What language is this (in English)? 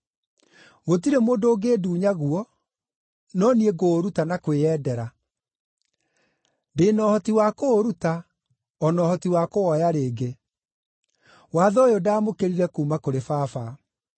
Kikuyu